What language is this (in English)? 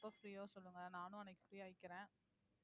Tamil